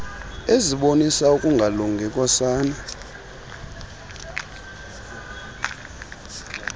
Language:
Xhosa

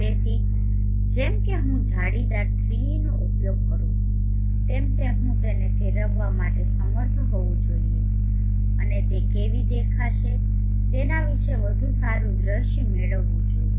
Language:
Gujarati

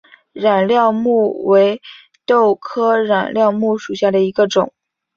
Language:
Chinese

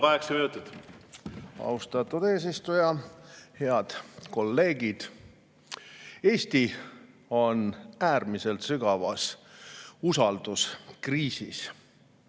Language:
Estonian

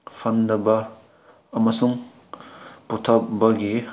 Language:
Manipuri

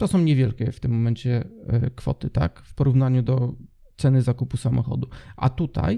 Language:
Polish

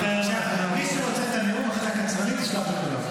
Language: Hebrew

